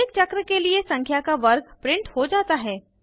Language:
Hindi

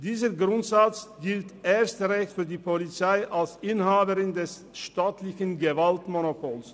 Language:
Swiss German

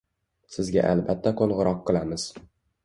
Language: Uzbek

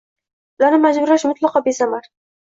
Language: Uzbek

